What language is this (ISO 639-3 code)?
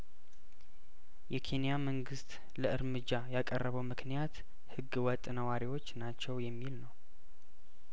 amh